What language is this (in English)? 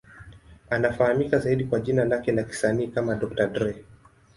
Swahili